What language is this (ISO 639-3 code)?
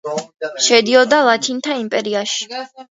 kat